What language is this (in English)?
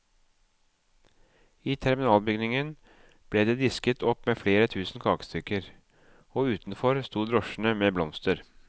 Norwegian